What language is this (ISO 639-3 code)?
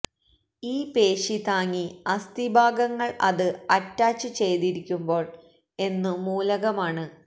mal